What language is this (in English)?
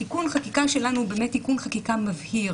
Hebrew